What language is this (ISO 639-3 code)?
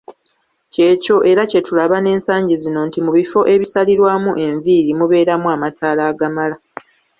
lug